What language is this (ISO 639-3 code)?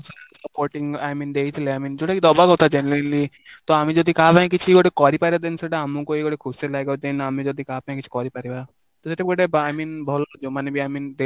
ori